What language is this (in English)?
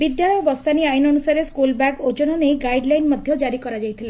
Odia